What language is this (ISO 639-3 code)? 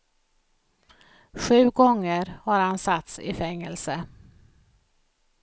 swe